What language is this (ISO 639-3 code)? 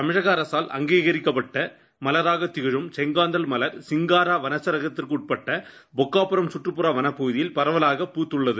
tam